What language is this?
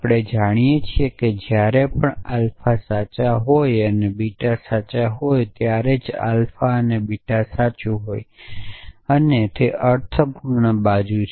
Gujarati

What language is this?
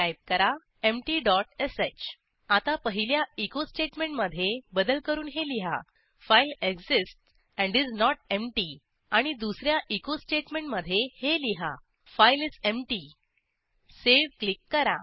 Marathi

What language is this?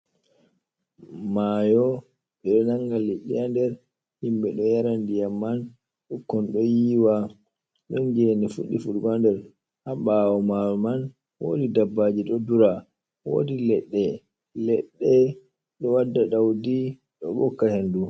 Fula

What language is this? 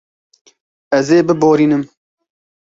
Kurdish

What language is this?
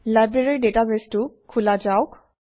Assamese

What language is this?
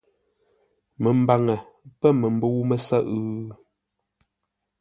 Ngombale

